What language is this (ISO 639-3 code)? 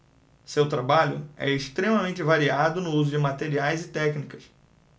por